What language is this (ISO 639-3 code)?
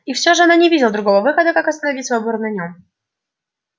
rus